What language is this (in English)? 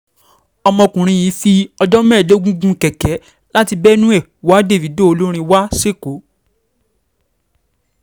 Yoruba